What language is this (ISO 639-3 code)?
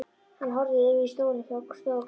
isl